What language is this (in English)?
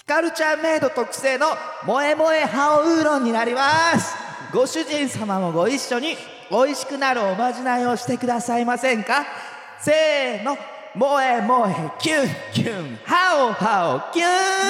Japanese